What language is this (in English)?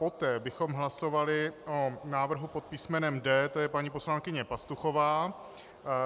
Czech